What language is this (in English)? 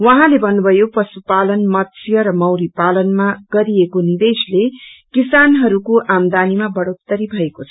Nepali